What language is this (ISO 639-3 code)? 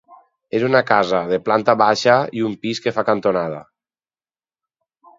cat